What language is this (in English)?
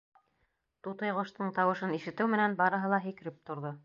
Bashkir